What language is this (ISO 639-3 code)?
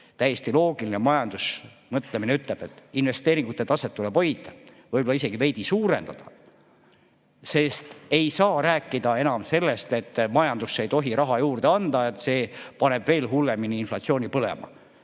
est